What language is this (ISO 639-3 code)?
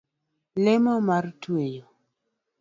luo